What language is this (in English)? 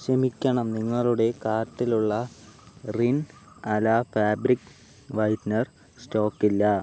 Malayalam